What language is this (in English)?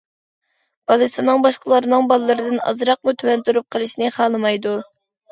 Uyghur